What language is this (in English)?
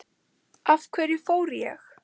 Icelandic